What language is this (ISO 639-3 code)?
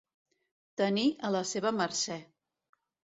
cat